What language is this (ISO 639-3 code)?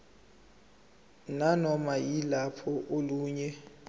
zul